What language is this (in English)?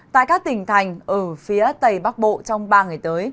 Vietnamese